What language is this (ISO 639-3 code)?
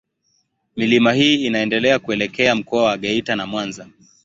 swa